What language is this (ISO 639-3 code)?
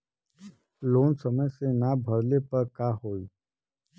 bho